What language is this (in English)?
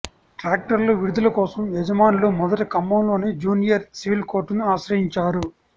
Telugu